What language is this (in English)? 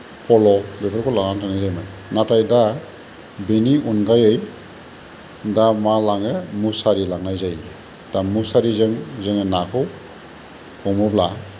Bodo